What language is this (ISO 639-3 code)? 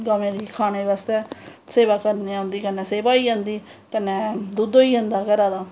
doi